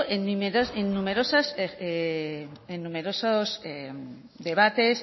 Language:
Spanish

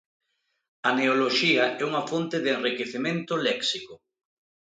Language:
Galician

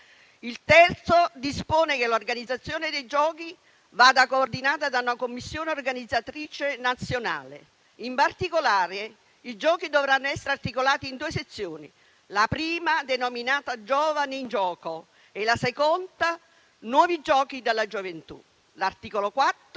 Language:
Italian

